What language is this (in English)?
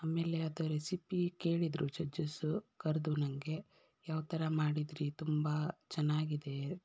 Kannada